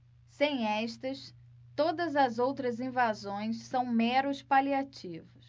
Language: Portuguese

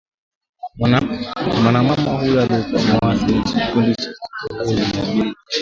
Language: Swahili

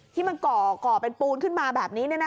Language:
Thai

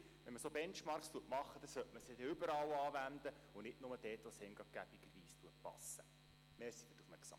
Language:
Swiss German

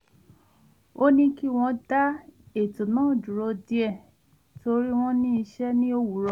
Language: Yoruba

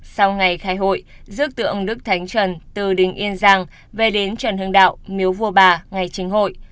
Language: Vietnamese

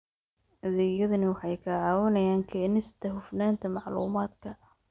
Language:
Somali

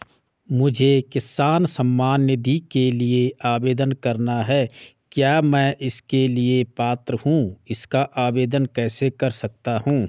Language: Hindi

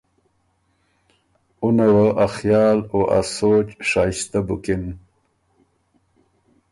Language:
Ormuri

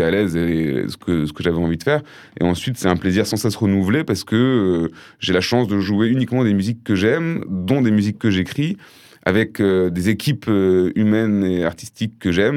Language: French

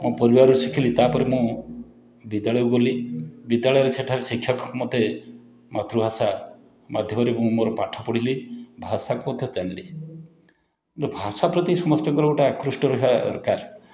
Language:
Odia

